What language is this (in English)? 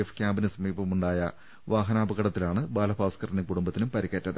Malayalam